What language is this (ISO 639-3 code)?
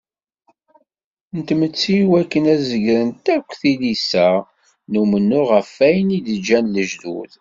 kab